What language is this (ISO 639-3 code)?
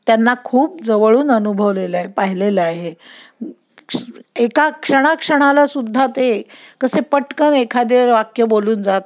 mar